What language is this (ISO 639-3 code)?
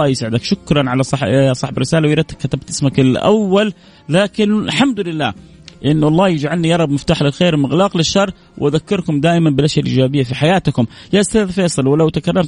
ara